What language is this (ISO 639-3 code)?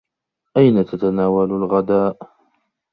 ara